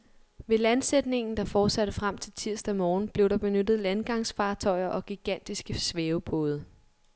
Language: Danish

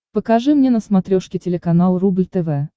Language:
Russian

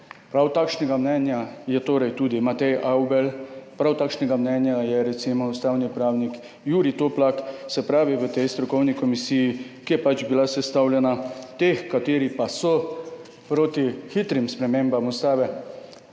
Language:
Slovenian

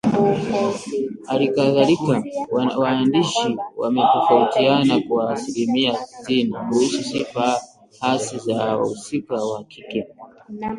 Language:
Swahili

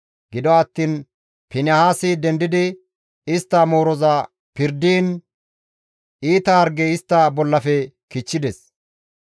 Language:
Gamo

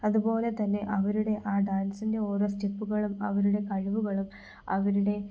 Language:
Malayalam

